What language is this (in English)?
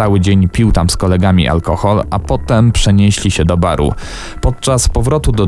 Polish